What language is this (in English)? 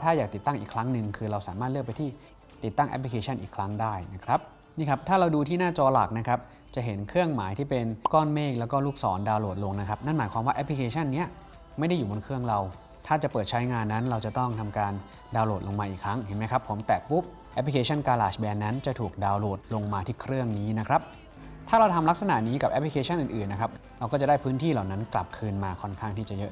Thai